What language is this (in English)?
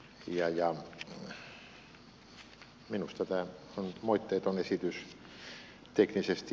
Finnish